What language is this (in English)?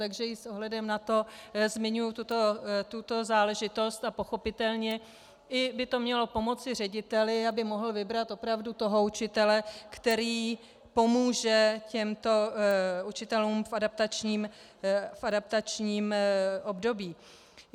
Czech